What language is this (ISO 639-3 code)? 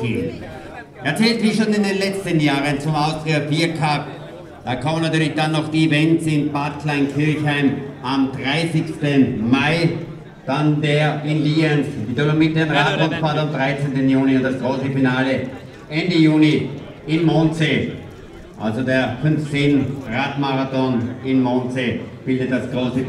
deu